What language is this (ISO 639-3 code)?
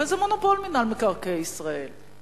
heb